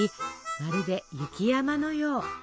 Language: Japanese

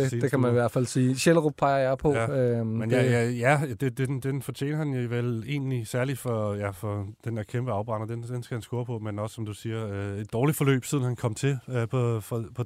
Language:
Danish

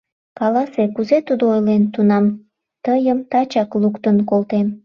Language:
Mari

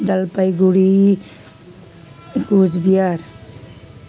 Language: Nepali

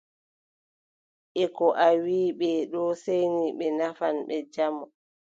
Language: Adamawa Fulfulde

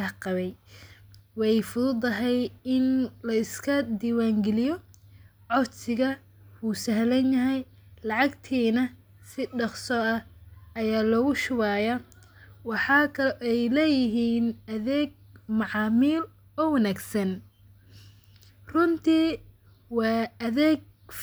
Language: Somali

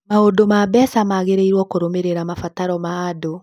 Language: Kikuyu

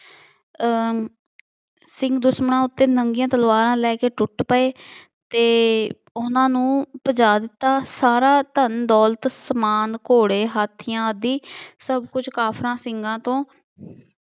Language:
Punjabi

